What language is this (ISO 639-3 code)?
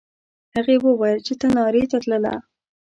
pus